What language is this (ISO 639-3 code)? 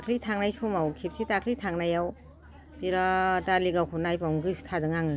brx